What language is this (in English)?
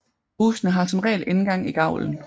Danish